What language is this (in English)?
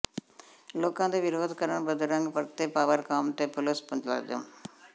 Punjabi